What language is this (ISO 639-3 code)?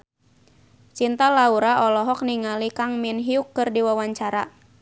sun